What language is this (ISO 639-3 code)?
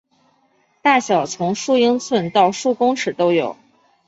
zho